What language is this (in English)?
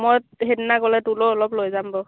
Assamese